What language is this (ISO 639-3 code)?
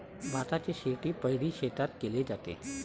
mar